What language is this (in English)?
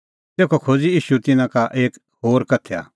Kullu Pahari